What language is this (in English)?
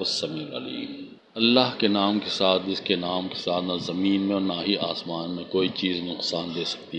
Urdu